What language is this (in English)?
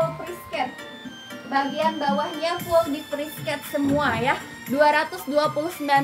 Indonesian